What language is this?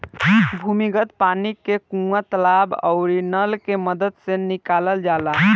Bhojpuri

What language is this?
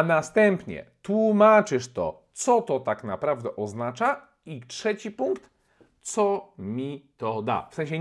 Polish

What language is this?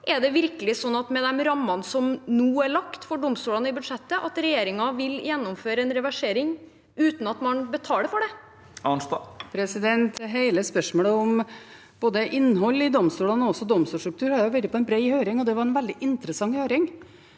Norwegian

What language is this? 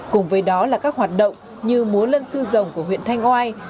Vietnamese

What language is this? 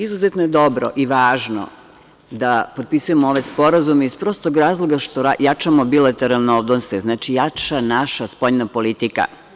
Serbian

